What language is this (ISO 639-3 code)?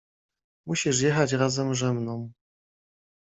pol